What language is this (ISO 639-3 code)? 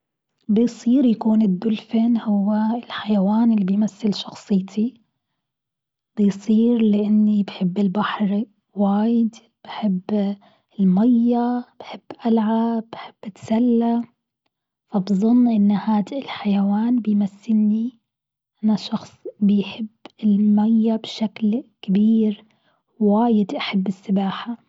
afb